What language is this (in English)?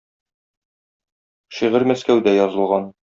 Tatar